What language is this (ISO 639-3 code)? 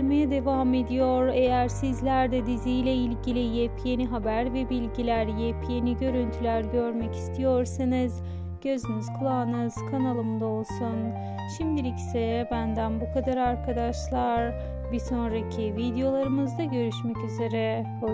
tur